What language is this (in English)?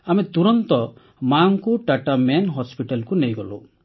Odia